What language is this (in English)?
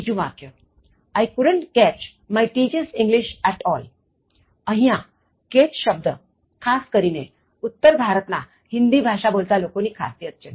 Gujarati